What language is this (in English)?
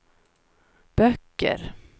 Swedish